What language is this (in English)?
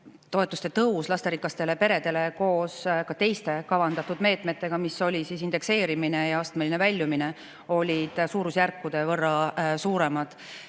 Estonian